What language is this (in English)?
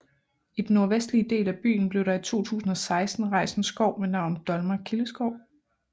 Danish